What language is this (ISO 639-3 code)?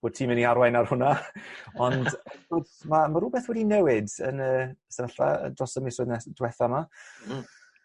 cym